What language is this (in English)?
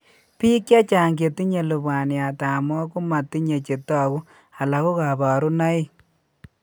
Kalenjin